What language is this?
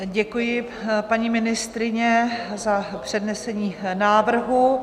Czech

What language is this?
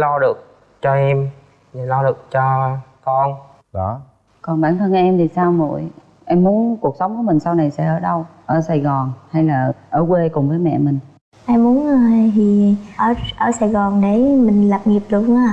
Vietnamese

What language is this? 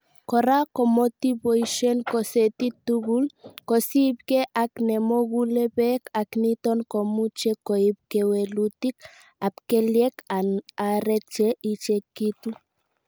Kalenjin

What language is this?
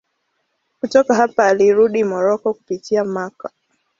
Swahili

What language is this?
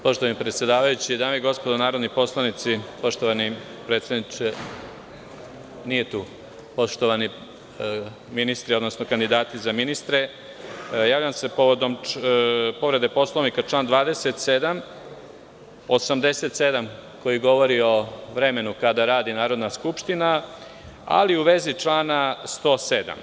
Serbian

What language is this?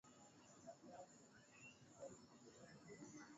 Swahili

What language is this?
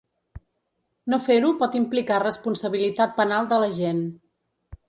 Catalan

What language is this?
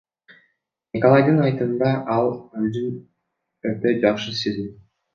Kyrgyz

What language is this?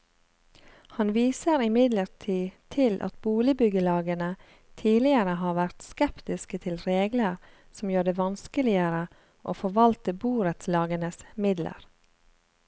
Norwegian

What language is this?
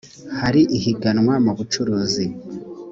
Kinyarwanda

